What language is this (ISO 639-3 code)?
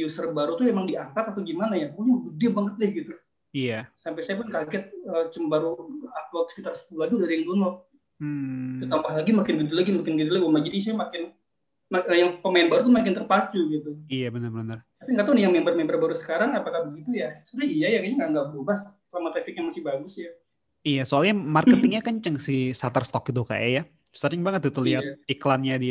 ind